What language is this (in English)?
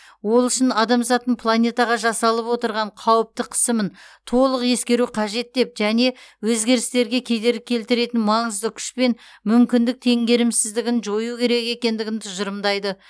Kazakh